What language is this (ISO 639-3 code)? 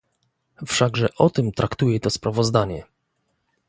pol